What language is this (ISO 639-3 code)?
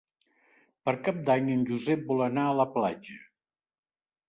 cat